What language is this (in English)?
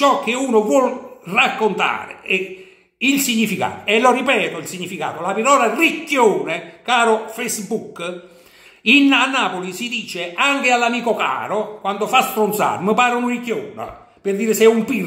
Italian